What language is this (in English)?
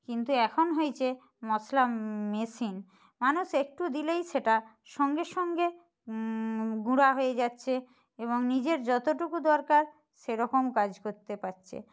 Bangla